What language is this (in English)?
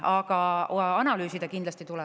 Estonian